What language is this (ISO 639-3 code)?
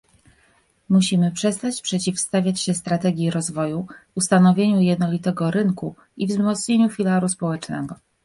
pol